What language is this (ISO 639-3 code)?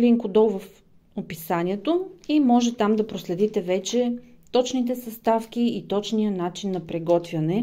bul